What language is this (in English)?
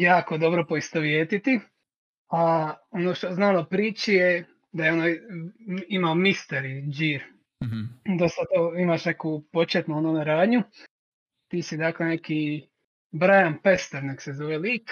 Croatian